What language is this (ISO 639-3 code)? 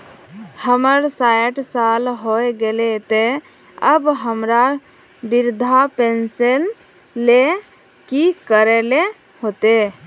mag